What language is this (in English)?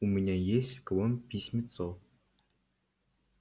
Russian